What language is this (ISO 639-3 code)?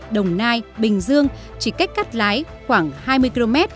vie